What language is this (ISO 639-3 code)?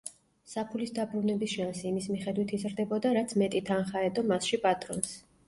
kat